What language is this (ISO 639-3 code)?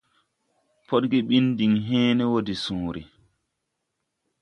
tui